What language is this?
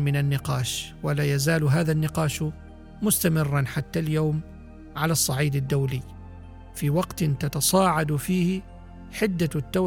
Arabic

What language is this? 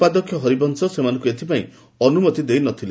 Odia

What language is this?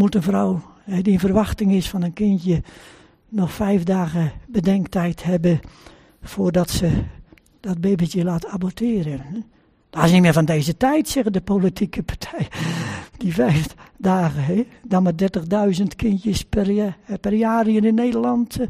Dutch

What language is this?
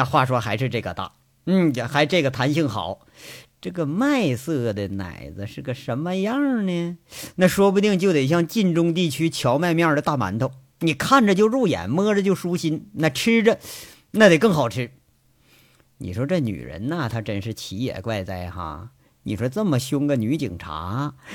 Chinese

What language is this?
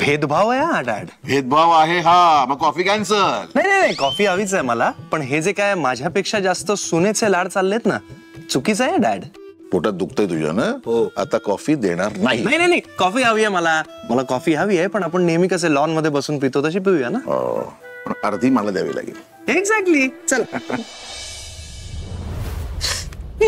Marathi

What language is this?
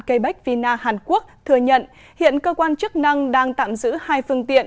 Vietnamese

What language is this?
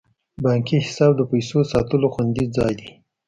Pashto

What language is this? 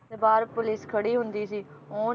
Punjabi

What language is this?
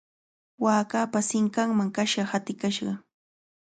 Cajatambo North Lima Quechua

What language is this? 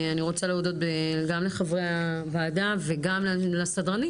Hebrew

